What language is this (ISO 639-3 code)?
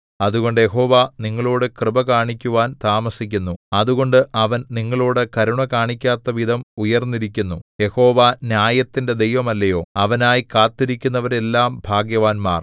mal